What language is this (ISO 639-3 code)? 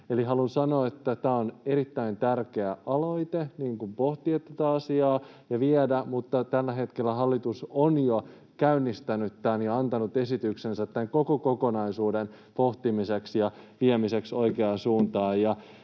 fin